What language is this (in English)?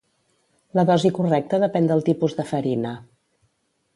Catalan